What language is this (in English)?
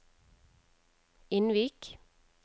Norwegian